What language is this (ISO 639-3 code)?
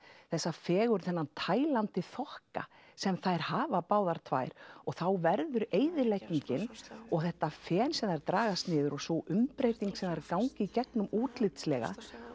isl